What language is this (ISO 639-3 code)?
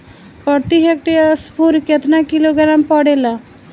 bho